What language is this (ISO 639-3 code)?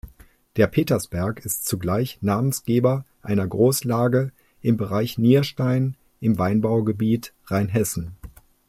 deu